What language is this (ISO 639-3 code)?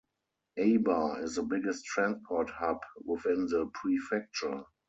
eng